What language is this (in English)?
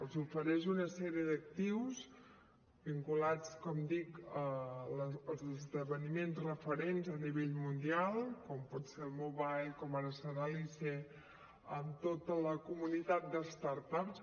Catalan